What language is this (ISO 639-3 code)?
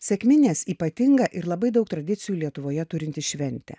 lit